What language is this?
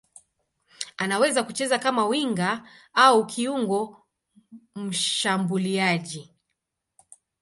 Swahili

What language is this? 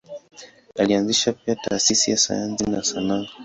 Swahili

